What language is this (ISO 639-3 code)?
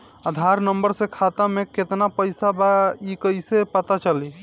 bho